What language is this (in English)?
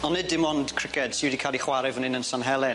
Welsh